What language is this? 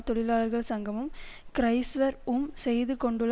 Tamil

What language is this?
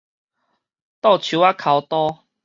Min Nan Chinese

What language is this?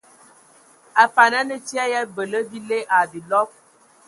Ewondo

